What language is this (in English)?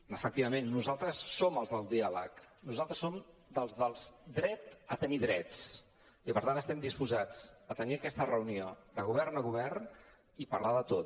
Catalan